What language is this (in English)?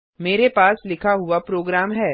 Hindi